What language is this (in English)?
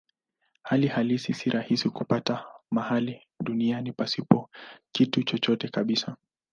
Swahili